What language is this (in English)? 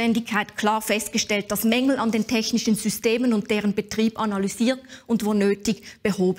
German